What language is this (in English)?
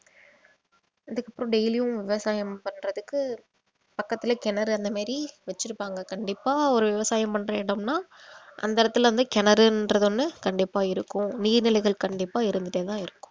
Tamil